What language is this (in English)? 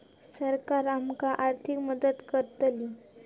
Marathi